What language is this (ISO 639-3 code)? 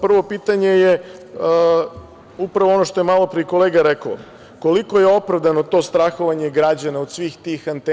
srp